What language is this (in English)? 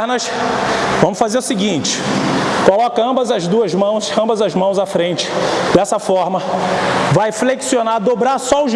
Portuguese